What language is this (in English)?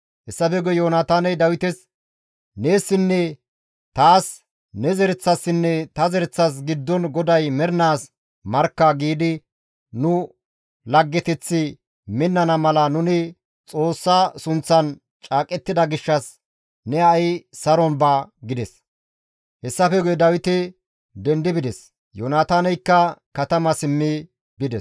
Gamo